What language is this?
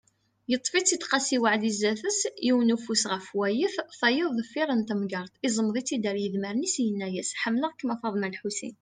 Kabyle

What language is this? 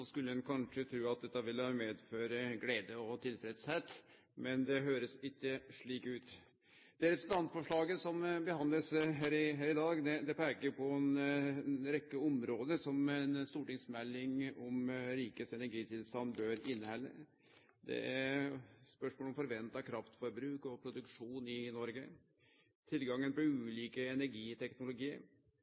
Norwegian Nynorsk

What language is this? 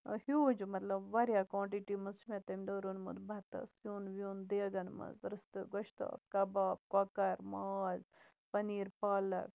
Kashmiri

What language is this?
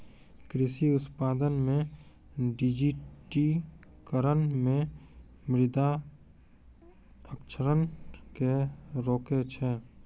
Maithili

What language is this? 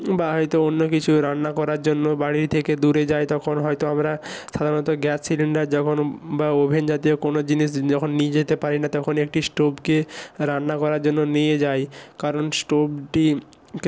Bangla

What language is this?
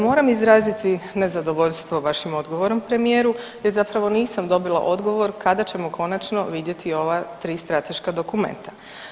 Croatian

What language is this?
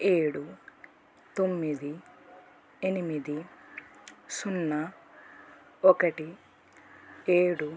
Telugu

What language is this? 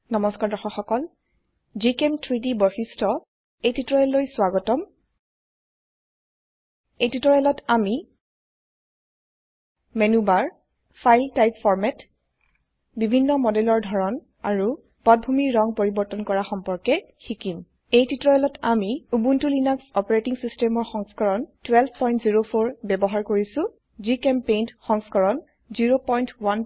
Assamese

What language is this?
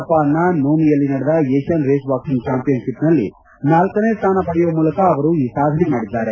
Kannada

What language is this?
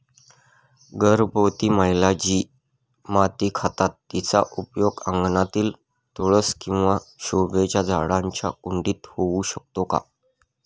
Marathi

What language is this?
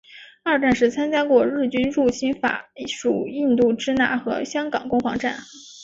Chinese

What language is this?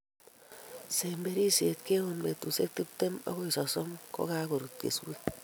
Kalenjin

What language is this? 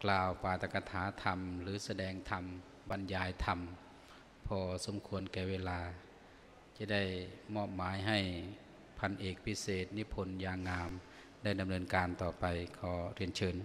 Thai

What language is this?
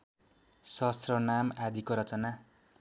Nepali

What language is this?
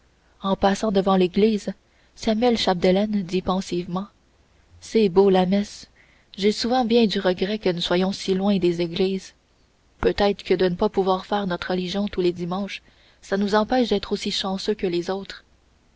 French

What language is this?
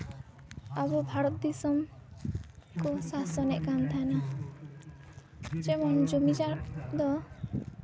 Santali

